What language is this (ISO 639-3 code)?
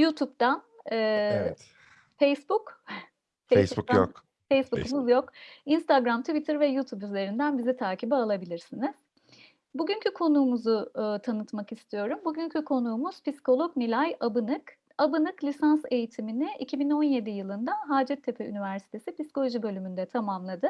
tur